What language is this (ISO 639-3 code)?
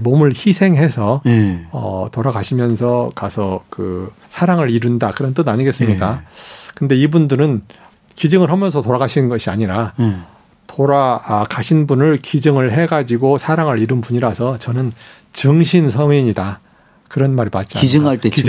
kor